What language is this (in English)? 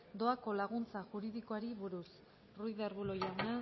Basque